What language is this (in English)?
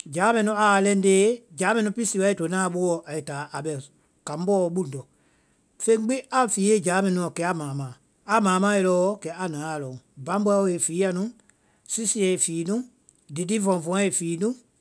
Vai